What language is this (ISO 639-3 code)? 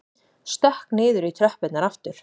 isl